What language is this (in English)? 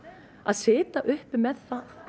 Icelandic